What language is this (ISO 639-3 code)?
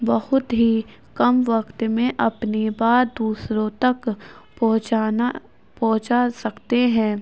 urd